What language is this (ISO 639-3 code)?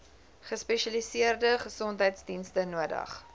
afr